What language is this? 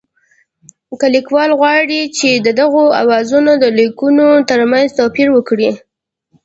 Pashto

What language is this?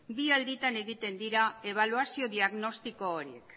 Basque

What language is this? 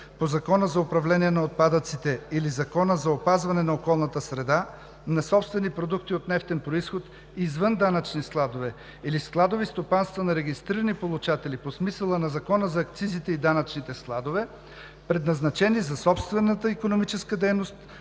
Bulgarian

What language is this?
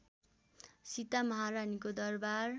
Nepali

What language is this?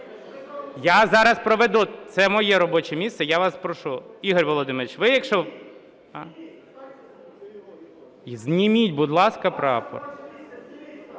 Ukrainian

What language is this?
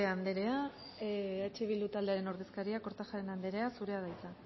Basque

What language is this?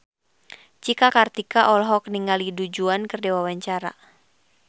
Sundanese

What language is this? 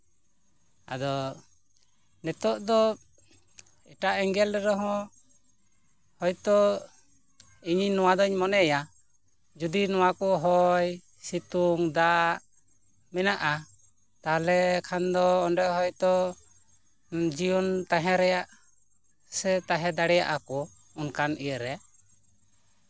Santali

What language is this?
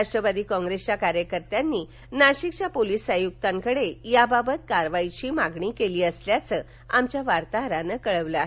Marathi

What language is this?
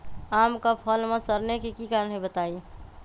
Magahi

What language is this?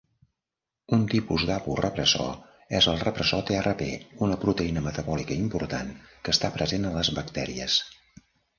Catalan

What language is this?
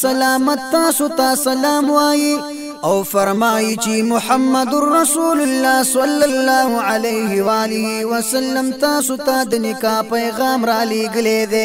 Arabic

